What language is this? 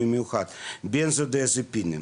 Hebrew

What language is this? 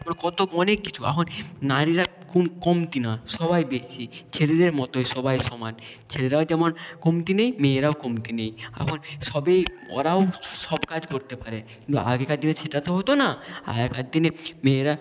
Bangla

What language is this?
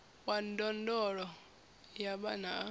Venda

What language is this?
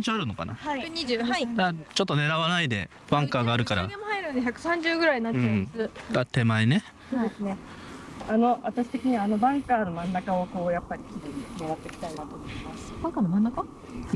Japanese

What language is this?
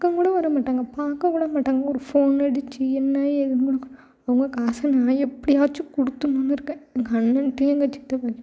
Tamil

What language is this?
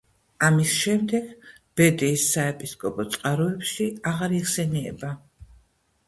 Georgian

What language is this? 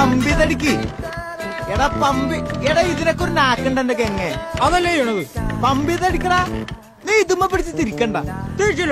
Malayalam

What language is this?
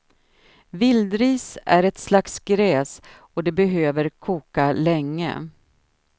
Swedish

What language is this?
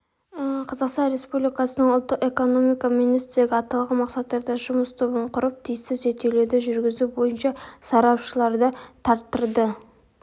Kazakh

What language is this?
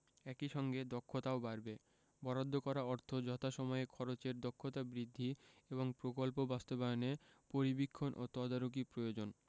Bangla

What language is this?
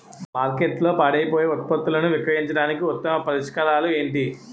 Telugu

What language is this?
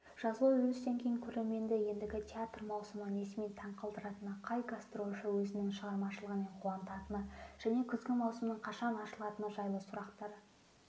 Kazakh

